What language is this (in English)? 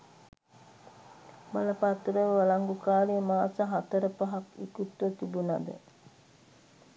Sinhala